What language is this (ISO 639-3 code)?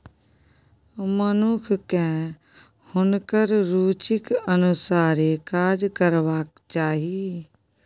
mai